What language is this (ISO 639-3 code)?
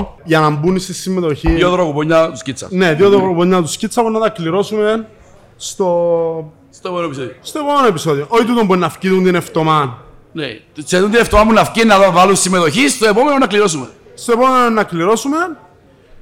ell